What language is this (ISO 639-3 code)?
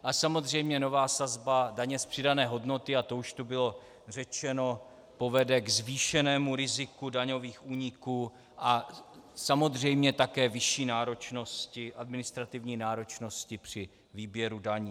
ces